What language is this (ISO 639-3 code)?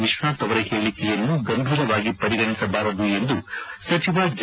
kan